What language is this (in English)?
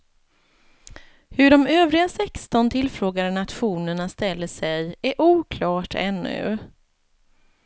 Swedish